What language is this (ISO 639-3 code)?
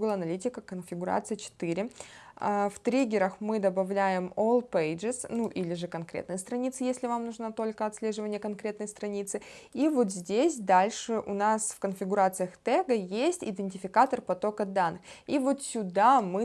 rus